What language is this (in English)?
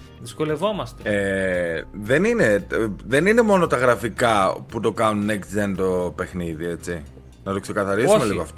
Greek